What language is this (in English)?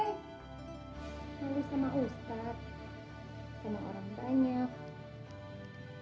Indonesian